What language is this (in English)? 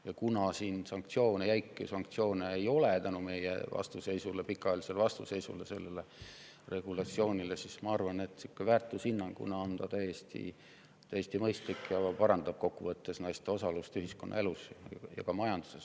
Estonian